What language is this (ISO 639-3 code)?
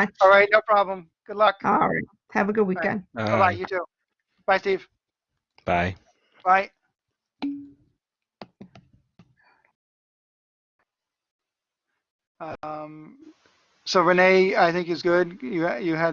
eng